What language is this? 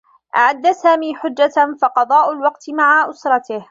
Arabic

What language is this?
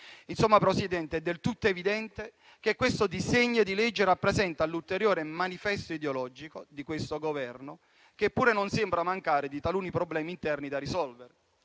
Italian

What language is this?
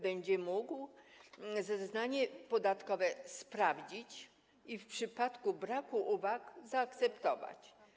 Polish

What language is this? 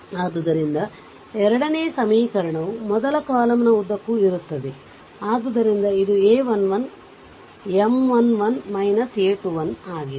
Kannada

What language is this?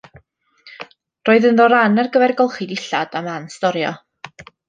Welsh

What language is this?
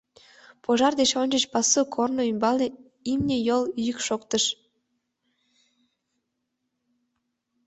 Mari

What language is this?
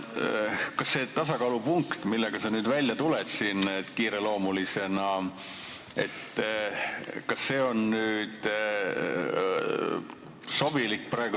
Estonian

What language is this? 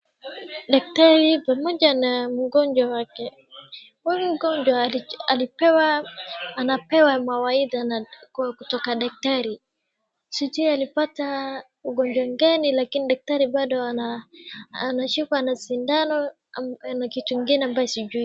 Swahili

